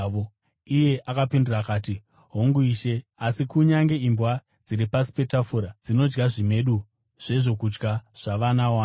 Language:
Shona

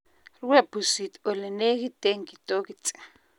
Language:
Kalenjin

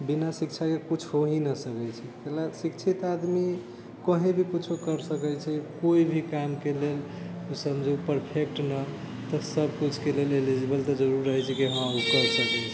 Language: Maithili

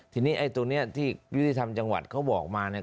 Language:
Thai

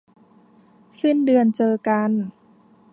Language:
Thai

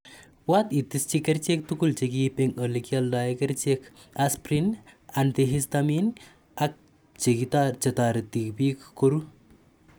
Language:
Kalenjin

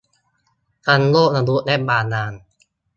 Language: Thai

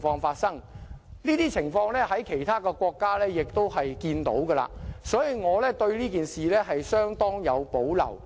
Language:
Cantonese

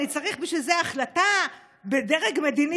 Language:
Hebrew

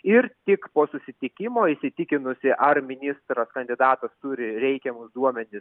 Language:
Lithuanian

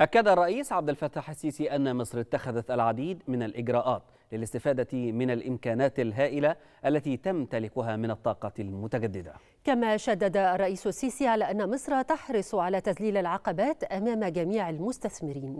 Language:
Arabic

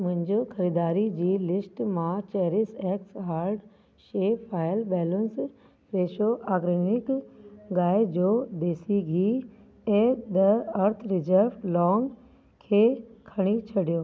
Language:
Sindhi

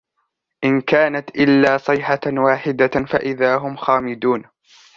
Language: Arabic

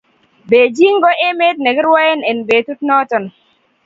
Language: Kalenjin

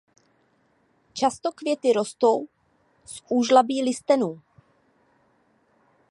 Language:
Czech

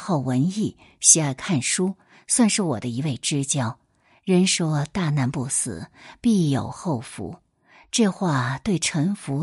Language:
Chinese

